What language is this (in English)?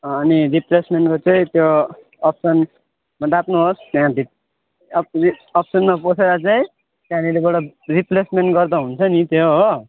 Nepali